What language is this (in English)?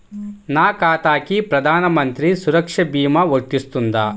Telugu